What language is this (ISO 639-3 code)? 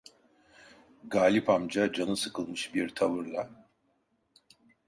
tur